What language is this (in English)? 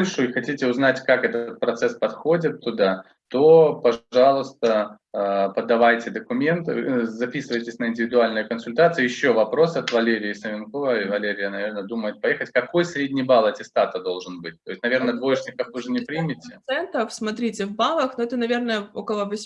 Russian